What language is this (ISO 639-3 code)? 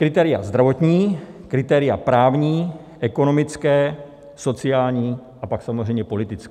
ces